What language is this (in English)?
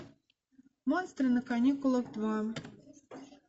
Russian